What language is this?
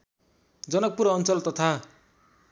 Nepali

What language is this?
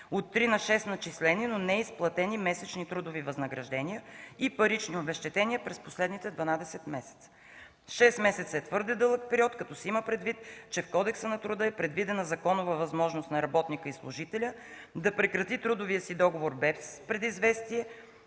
Bulgarian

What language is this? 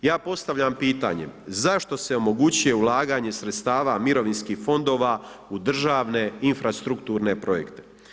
Croatian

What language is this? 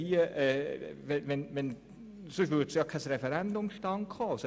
Swiss German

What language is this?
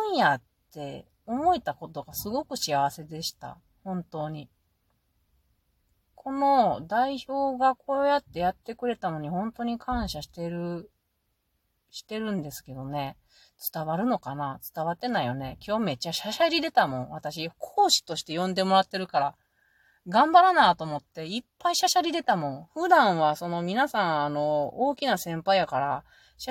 Japanese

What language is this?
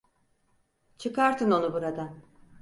Turkish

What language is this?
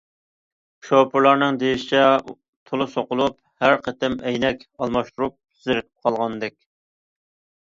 Uyghur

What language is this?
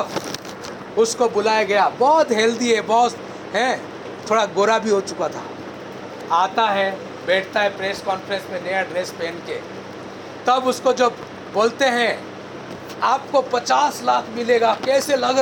Hindi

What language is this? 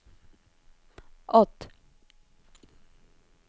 Norwegian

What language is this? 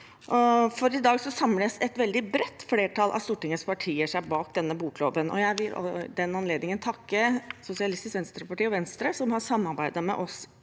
Norwegian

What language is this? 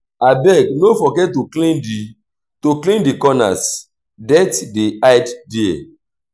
Nigerian Pidgin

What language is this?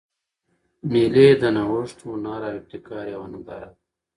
Pashto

